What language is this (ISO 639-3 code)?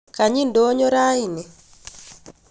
kln